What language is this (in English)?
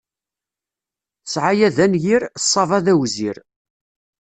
Kabyle